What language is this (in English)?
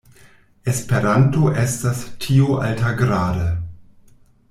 Esperanto